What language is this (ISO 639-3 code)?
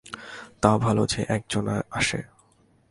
ben